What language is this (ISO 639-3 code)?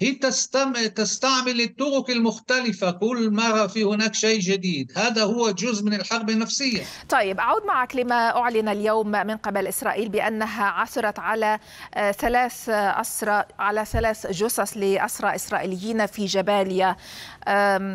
ara